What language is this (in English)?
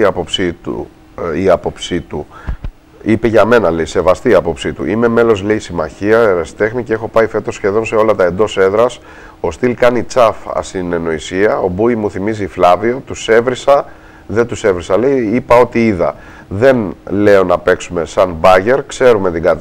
Greek